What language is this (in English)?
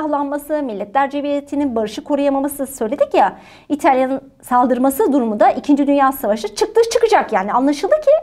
Turkish